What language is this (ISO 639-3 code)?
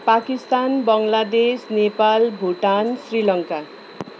nep